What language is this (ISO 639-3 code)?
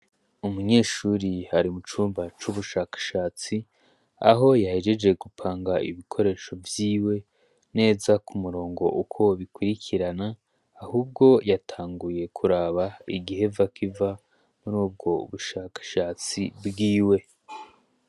run